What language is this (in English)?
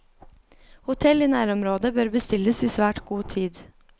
Norwegian